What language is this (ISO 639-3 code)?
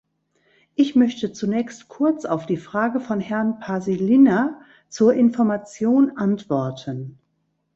deu